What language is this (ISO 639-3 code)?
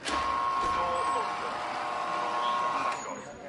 cym